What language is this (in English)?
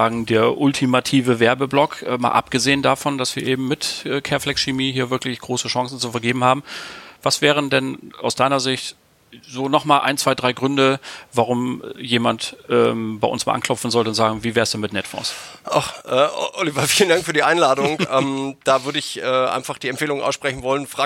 German